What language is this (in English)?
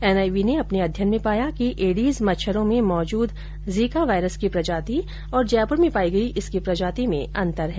Hindi